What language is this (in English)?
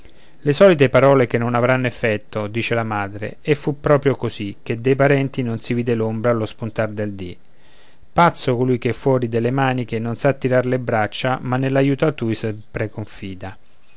Italian